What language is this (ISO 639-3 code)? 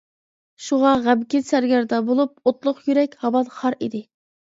uig